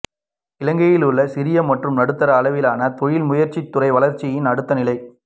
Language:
Tamil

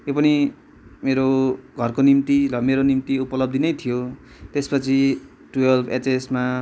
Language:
Nepali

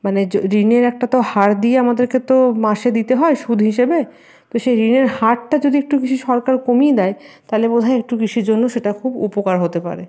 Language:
Bangla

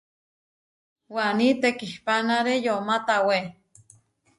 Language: Huarijio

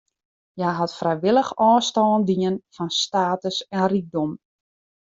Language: Western Frisian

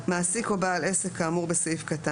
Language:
Hebrew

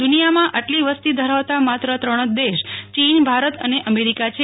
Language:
Gujarati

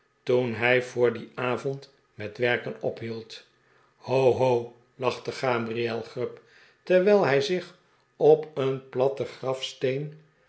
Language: Dutch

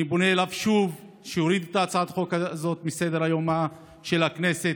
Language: Hebrew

